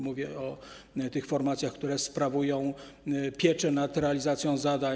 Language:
Polish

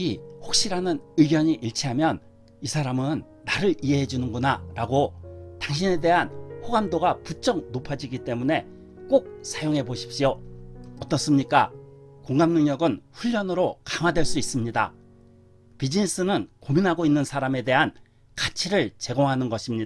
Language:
Korean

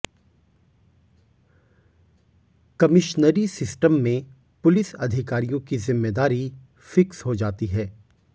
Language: Hindi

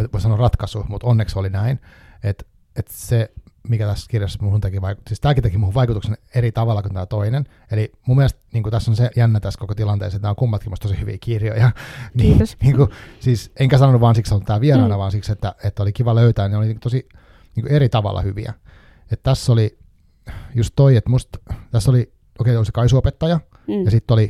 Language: Finnish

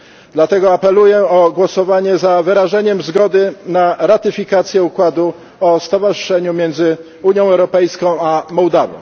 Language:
Polish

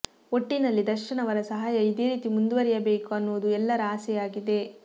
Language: Kannada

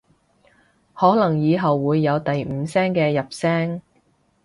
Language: Cantonese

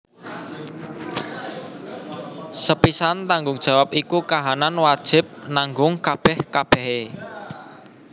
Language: Javanese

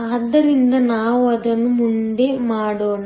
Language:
Kannada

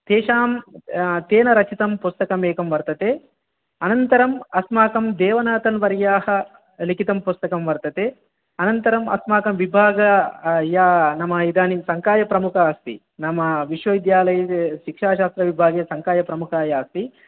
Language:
Sanskrit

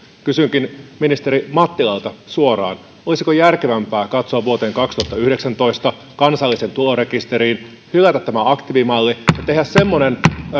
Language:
Finnish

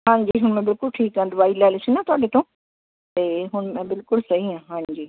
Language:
Punjabi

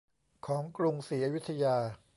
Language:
Thai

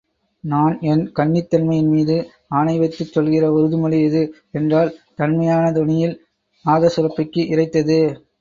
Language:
Tamil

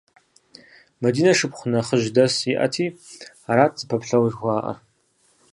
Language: Kabardian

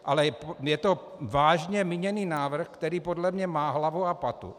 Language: Czech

